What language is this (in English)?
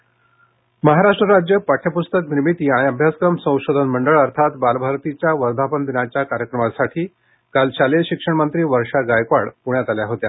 Marathi